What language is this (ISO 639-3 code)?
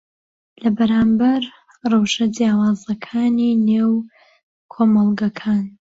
ckb